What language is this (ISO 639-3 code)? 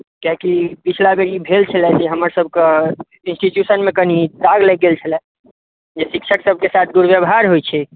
mai